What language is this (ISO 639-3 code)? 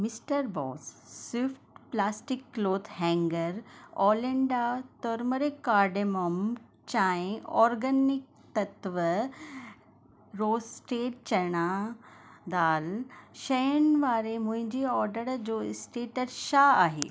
snd